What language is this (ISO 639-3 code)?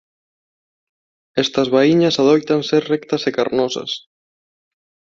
glg